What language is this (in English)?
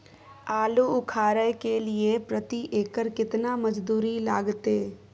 Maithili